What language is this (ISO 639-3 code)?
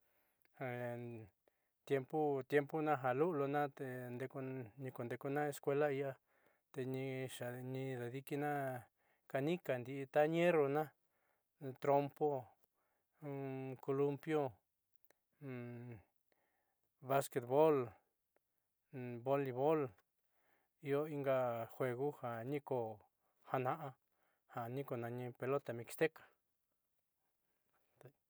mxy